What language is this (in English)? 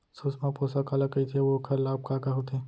Chhattisgarhi